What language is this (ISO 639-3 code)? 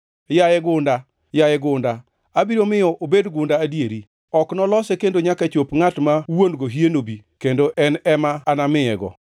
luo